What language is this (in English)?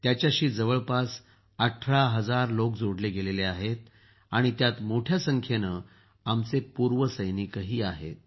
Marathi